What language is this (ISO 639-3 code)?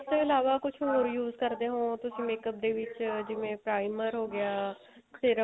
pan